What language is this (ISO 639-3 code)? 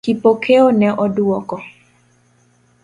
luo